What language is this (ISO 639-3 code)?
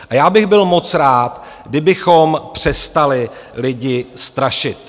ces